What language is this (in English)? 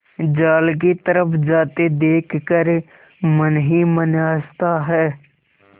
Hindi